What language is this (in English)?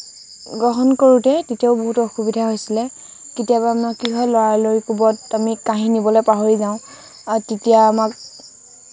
Assamese